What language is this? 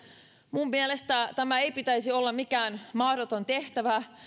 Finnish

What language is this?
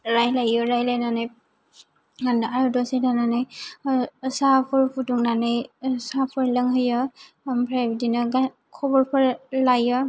Bodo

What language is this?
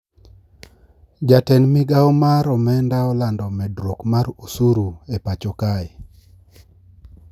Luo (Kenya and Tanzania)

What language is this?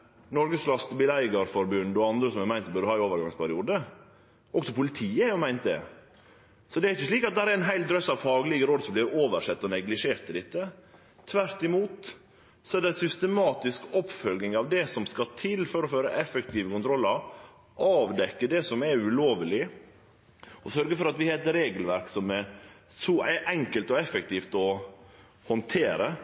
Norwegian Nynorsk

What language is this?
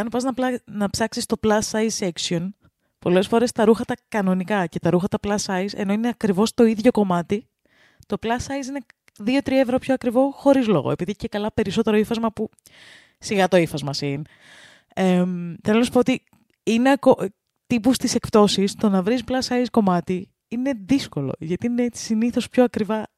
Greek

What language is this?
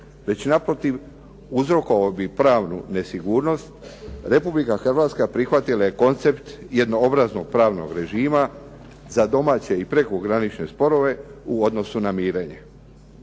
Croatian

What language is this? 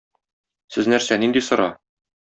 Tatar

